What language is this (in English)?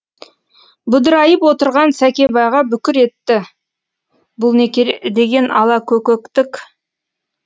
Kazakh